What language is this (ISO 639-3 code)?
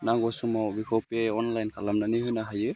brx